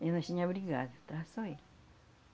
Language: Portuguese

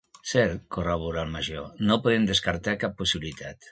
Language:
Catalan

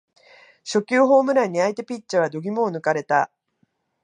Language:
Japanese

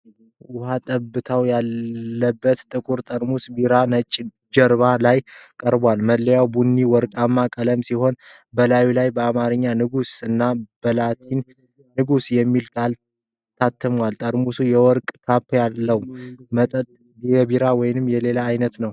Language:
Amharic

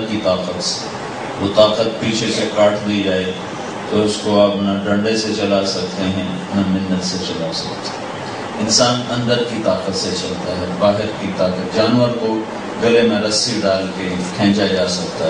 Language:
Hindi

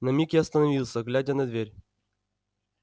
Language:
Russian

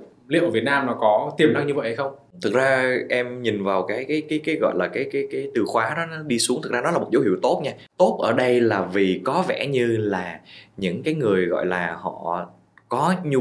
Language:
Vietnamese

